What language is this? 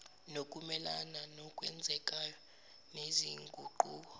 Zulu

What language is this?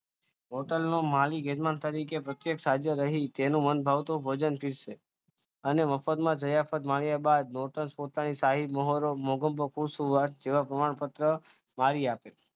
Gujarati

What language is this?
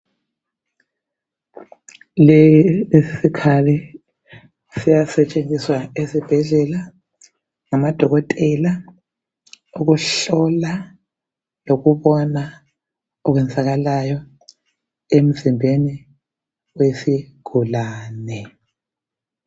North Ndebele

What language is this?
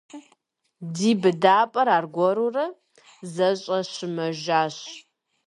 Kabardian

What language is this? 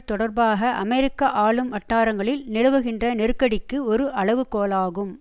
Tamil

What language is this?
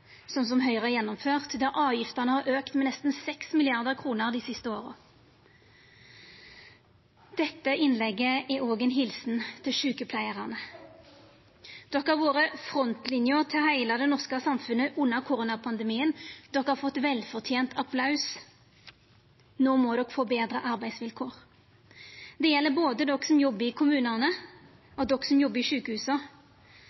Norwegian Nynorsk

